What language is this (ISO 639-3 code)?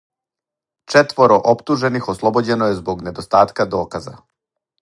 srp